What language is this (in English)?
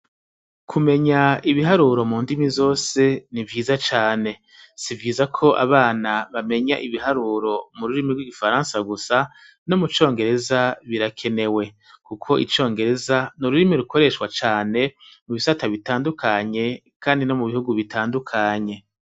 Rundi